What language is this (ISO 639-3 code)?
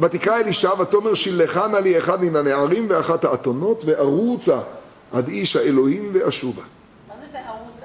heb